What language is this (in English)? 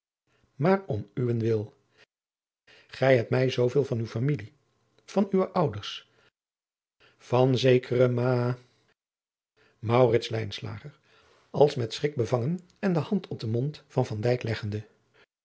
Dutch